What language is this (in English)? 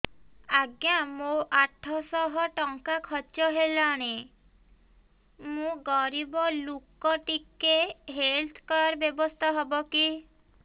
Odia